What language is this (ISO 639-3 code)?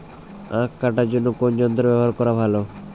ben